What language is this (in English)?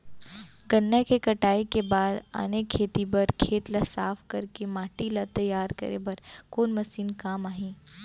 Chhattisgarhi